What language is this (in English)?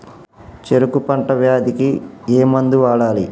Telugu